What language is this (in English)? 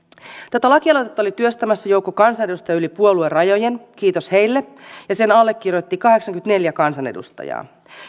Finnish